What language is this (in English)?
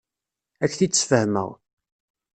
Kabyle